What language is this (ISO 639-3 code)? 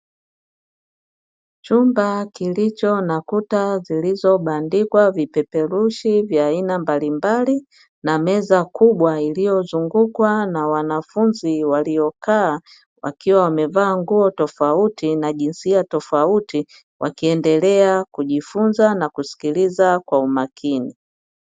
swa